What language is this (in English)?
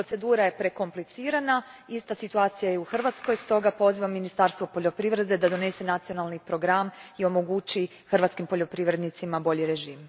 Croatian